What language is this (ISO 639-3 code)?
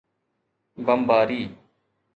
snd